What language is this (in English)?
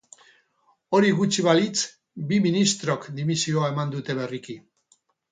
Basque